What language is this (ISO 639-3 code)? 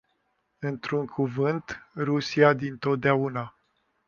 ron